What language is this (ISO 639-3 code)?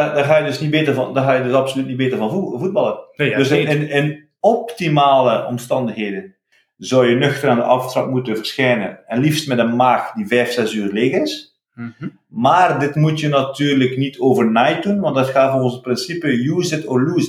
nld